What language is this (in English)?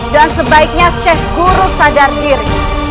Indonesian